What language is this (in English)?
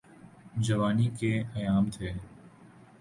Urdu